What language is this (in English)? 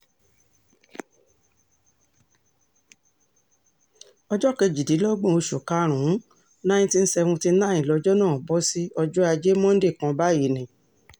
Yoruba